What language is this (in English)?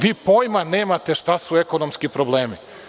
Serbian